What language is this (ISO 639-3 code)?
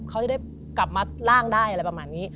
tha